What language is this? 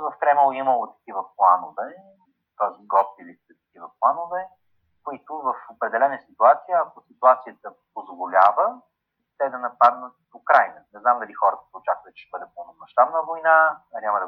Bulgarian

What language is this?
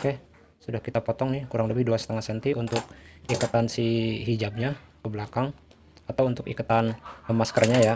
Indonesian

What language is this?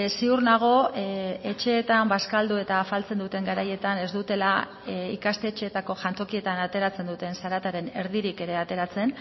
Basque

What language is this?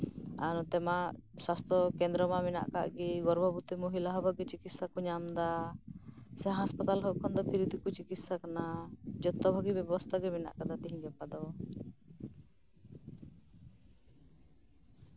Santali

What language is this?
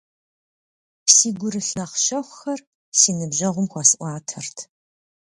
Kabardian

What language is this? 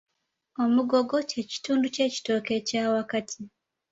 Ganda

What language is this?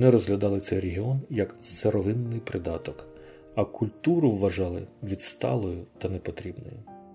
Ukrainian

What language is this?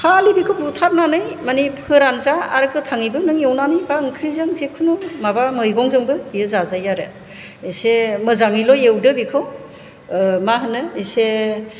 Bodo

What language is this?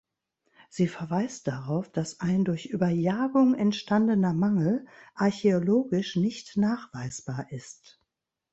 German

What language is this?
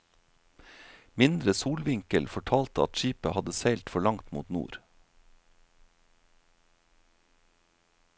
Norwegian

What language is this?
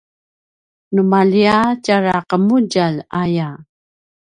Paiwan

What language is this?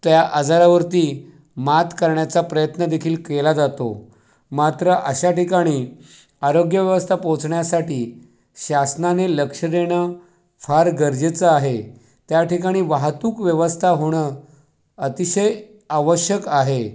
Marathi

